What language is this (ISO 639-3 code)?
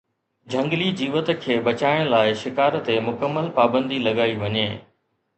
snd